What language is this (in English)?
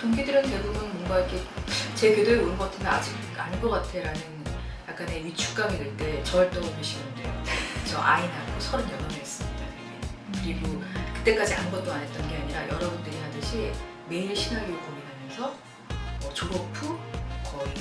Korean